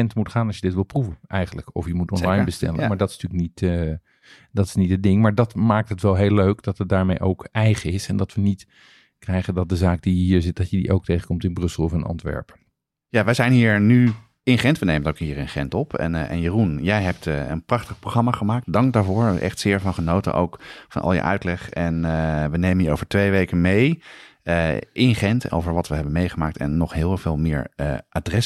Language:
Dutch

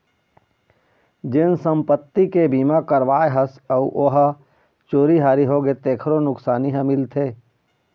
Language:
Chhattisgarhi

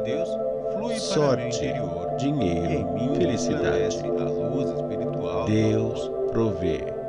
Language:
Portuguese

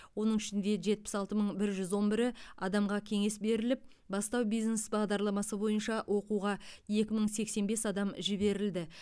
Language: Kazakh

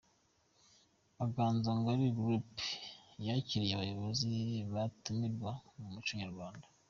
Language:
Kinyarwanda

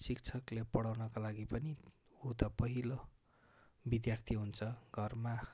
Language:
Nepali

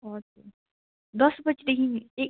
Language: Nepali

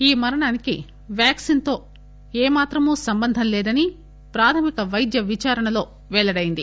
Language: Telugu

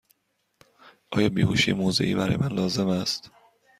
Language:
Persian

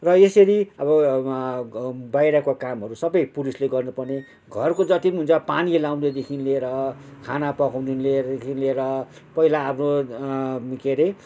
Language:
Nepali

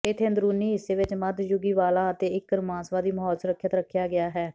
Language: Punjabi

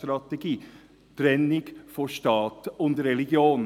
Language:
Swiss German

